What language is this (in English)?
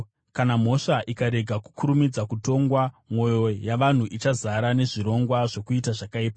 Shona